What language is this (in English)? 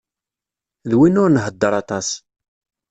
Kabyle